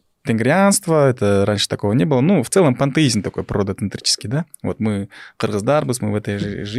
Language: Russian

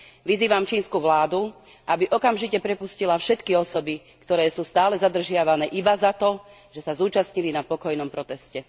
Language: Slovak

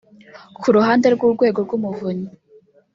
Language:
Kinyarwanda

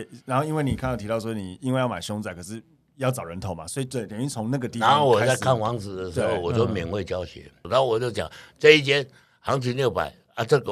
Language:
Chinese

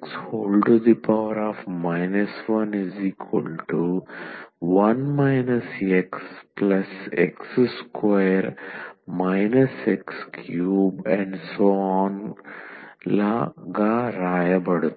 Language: Telugu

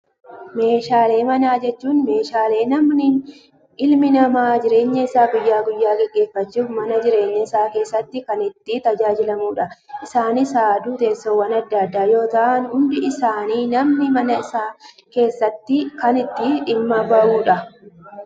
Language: Oromo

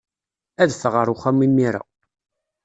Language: Kabyle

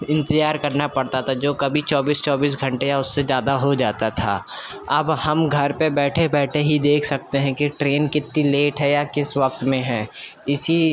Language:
Urdu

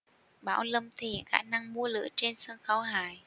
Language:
Vietnamese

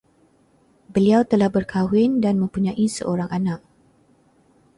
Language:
Malay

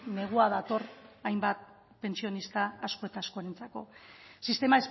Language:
Basque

